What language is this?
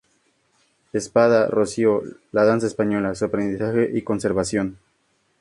Spanish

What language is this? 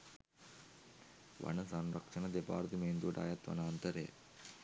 Sinhala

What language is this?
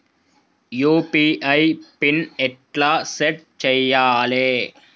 Telugu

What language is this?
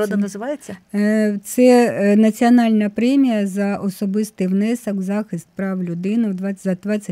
Ukrainian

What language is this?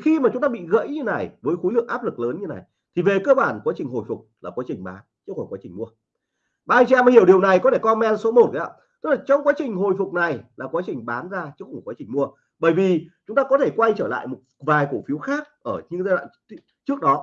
Vietnamese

